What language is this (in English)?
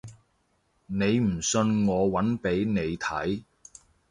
Cantonese